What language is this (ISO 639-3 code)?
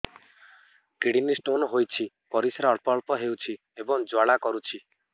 ori